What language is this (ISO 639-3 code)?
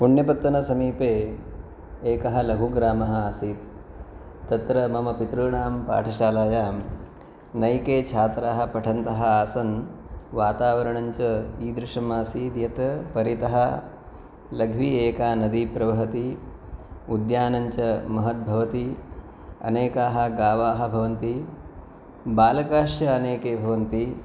san